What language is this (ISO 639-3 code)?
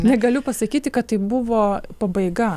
lit